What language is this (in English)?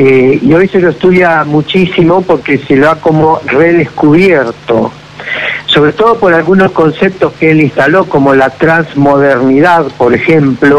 Spanish